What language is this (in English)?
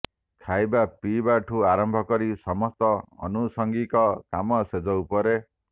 Odia